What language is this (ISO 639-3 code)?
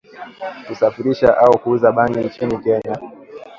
swa